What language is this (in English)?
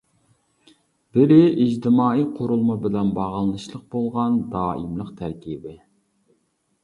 Uyghur